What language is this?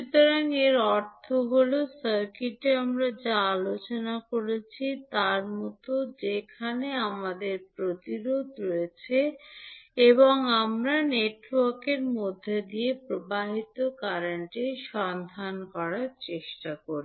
Bangla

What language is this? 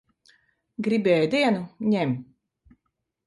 Latvian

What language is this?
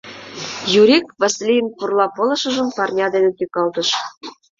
Mari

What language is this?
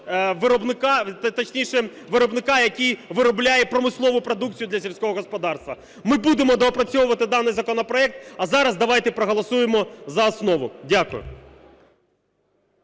Ukrainian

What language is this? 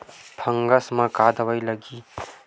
Chhattisgarhi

